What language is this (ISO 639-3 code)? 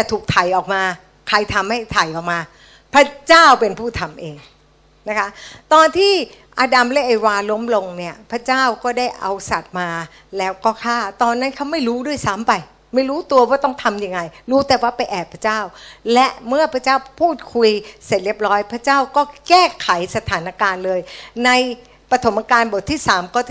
tha